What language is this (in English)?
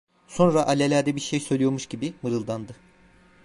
Turkish